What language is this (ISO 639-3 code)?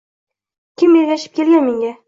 uzb